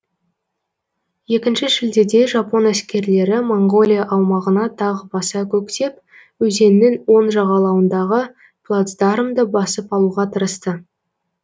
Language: Kazakh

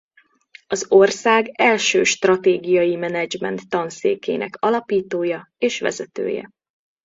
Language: Hungarian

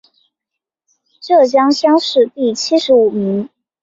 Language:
Chinese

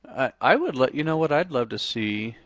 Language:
English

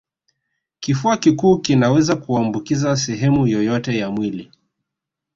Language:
Swahili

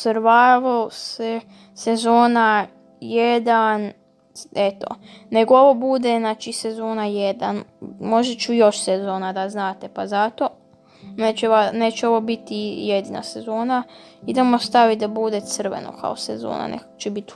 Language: Serbian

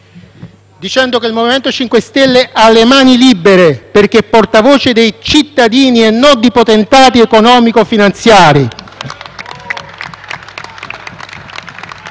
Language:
Italian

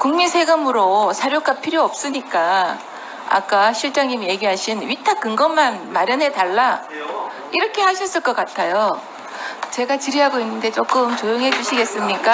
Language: Korean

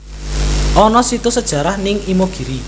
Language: Javanese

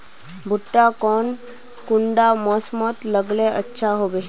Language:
Magahi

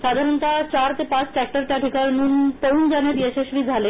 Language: Marathi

